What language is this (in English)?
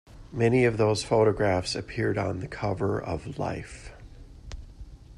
English